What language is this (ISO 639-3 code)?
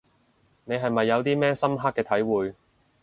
yue